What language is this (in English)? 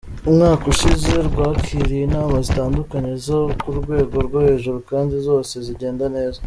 Kinyarwanda